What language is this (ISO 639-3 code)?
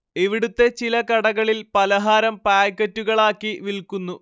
mal